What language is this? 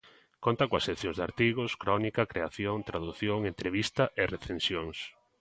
Galician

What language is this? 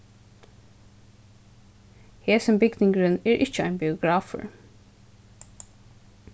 Faroese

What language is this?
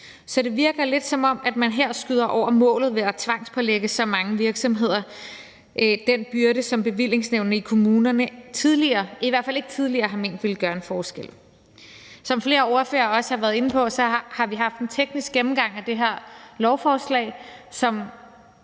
Danish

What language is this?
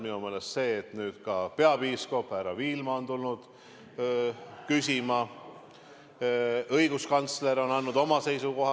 Estonian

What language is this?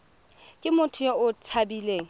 Tswana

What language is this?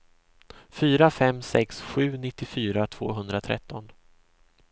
Swedish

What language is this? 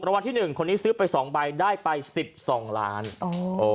Thai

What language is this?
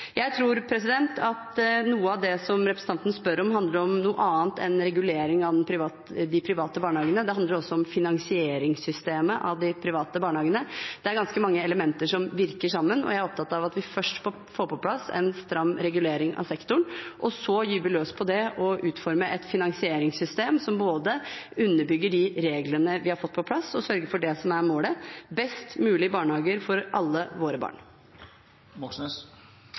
Norwegian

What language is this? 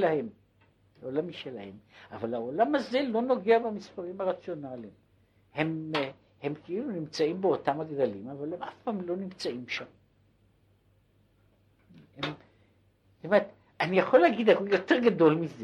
Hebrew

